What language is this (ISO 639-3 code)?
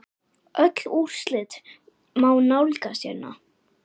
isl